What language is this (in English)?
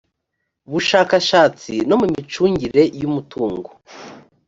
Kinyarwanda